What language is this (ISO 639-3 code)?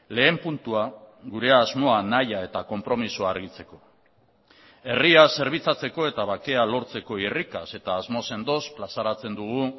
eus